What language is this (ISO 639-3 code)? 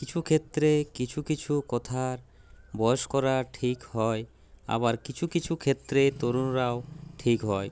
ben